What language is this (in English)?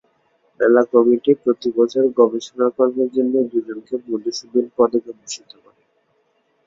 Bangla